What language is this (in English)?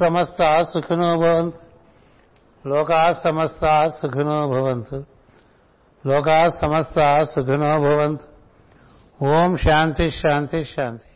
Telugu